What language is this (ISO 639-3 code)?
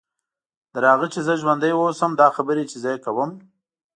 pus